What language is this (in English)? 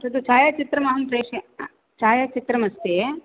Sanskrit